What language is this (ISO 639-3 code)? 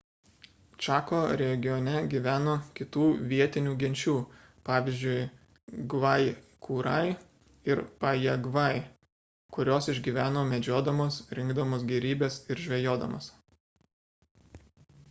lit